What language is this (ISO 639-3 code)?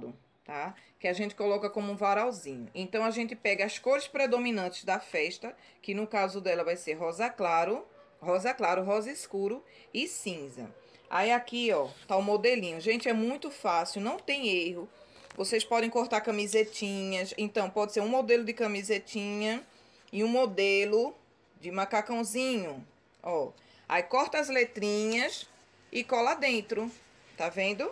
por